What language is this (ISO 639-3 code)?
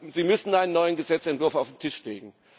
deu